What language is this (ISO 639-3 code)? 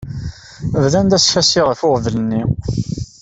kab